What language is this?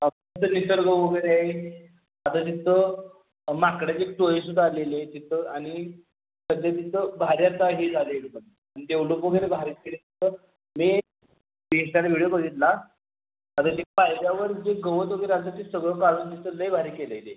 Marathi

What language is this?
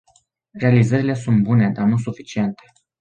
Romanian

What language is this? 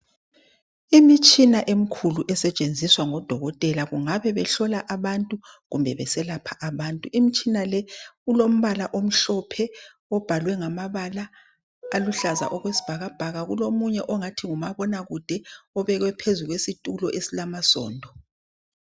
North Ndebele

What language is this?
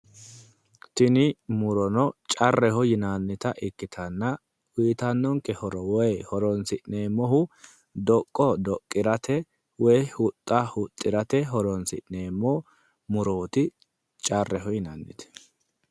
Sidamo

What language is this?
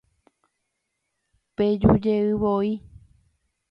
Guarani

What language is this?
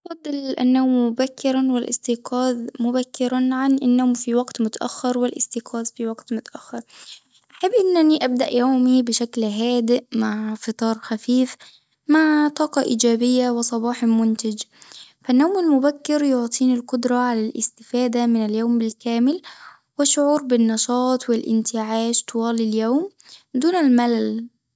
Tunisian Arabic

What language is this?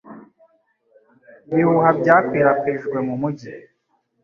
Kinyarwanda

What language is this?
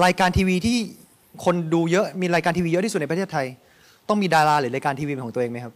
Thai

